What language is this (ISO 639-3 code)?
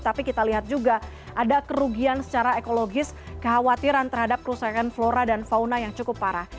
ind